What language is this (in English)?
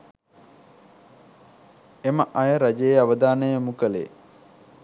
Sinhala